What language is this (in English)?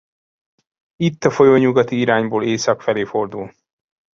Hungarian